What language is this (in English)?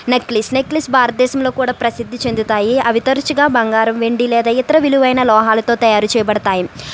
Telugu